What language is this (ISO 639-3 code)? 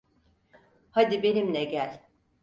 tur